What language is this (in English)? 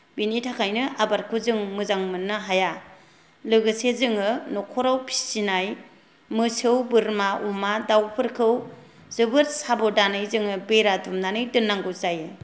Bodo